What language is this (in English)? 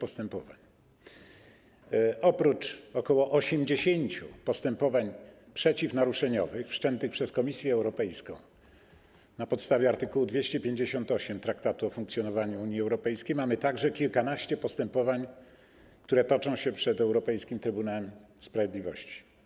Polish